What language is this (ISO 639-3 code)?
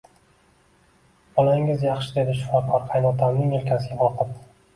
uzb